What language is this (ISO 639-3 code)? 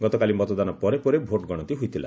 ori